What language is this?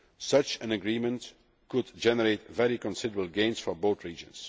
English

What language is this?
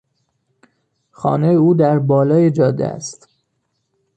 Persian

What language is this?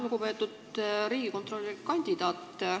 Estonian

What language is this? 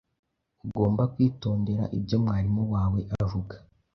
Kinyarwanda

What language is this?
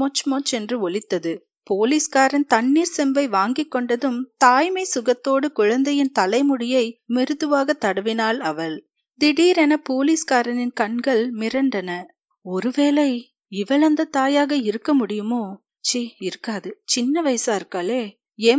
Tamil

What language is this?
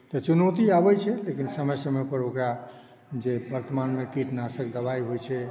Maithili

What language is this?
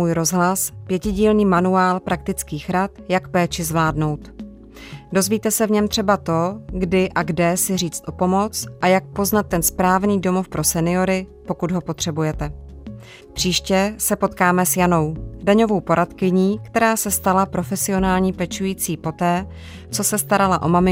Czech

